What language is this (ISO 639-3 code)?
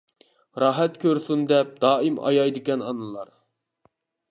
uig